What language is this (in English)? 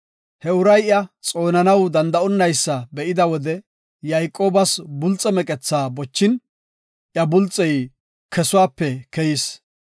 Gofa